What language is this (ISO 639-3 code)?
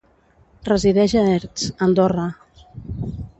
cat